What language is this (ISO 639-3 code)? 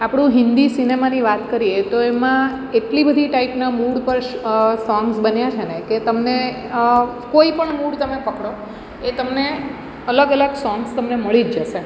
guj